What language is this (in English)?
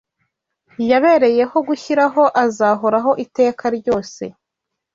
Kinyarwanda